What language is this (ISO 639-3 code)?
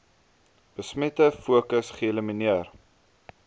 afr